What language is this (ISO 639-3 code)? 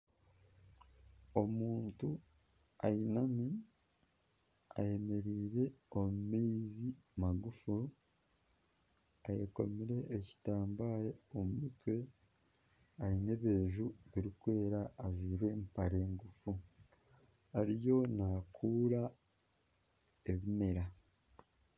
nyn